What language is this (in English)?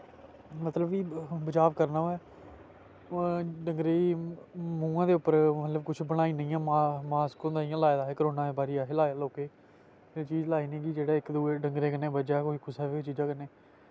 Dogri